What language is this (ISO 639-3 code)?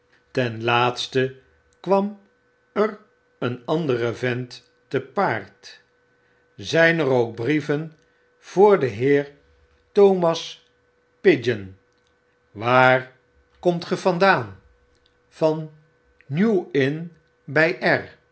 nld